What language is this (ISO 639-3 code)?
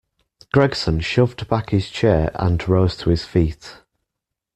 eng